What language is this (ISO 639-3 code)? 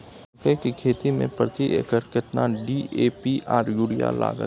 mai